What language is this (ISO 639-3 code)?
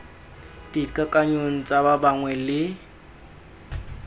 tsn